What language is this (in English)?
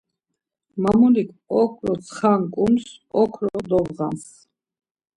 Laz